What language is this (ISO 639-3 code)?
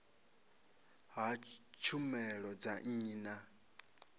ven